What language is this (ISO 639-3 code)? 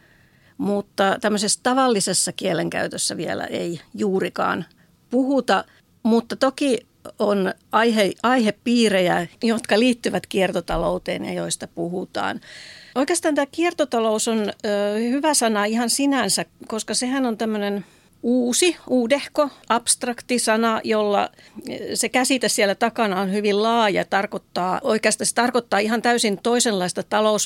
fin